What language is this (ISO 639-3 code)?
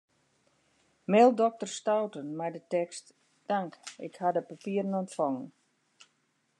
fry